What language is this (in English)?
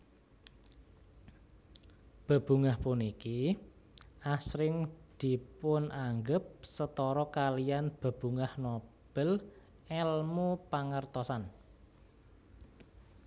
Javanese